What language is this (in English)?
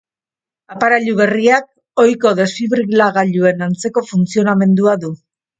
Basque